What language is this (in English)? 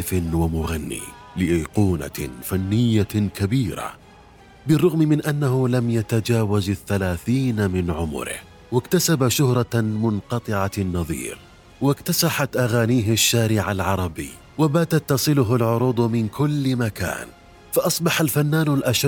Arabic